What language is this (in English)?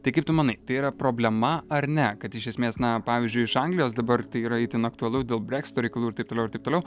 Lithuanian